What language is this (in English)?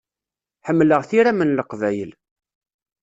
Kabyle